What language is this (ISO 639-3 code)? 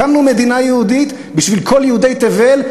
heb